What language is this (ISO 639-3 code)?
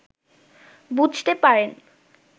ben